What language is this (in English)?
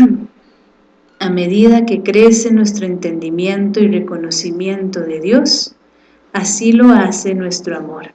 Spanish